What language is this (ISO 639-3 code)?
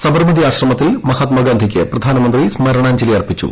mal